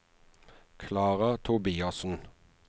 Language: Norwegian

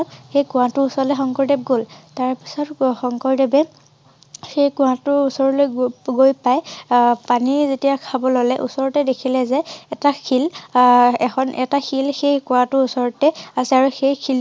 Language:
Assamese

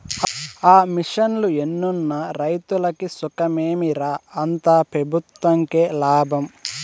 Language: Telugu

